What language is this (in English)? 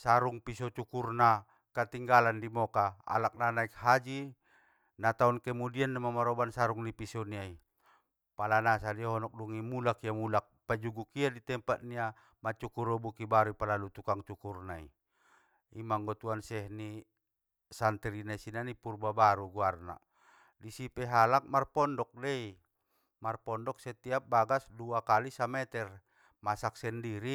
Batak Mandailing